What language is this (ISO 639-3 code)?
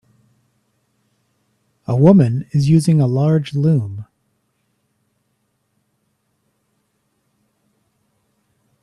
eng